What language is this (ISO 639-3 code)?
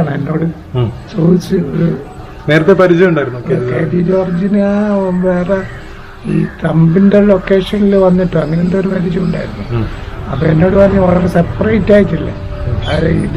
mal